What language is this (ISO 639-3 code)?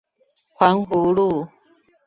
zho